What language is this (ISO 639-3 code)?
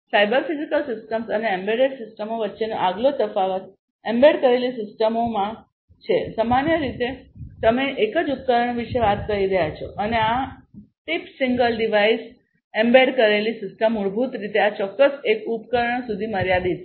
guj